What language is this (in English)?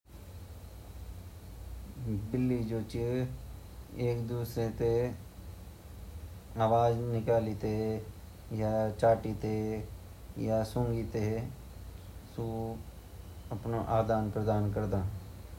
Garhwali